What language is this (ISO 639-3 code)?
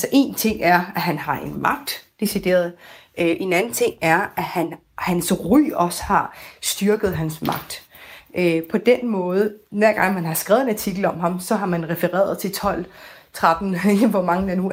dan